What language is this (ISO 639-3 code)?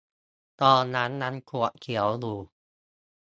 tha